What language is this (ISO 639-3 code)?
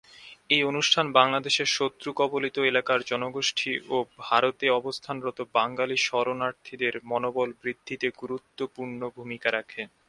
ben